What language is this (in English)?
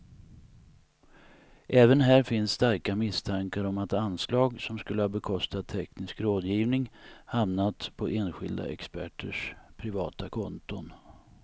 Swedish